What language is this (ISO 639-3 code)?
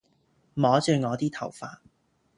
yue